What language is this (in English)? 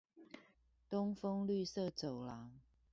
Chinese